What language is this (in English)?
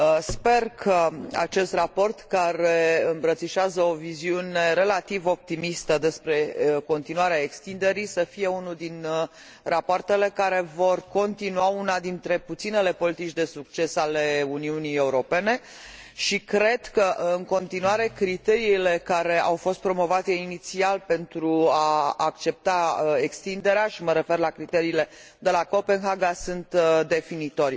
Romanian